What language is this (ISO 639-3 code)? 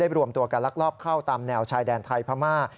tha